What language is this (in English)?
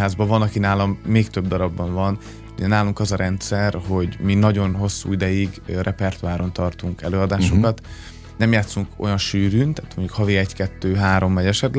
Hungarian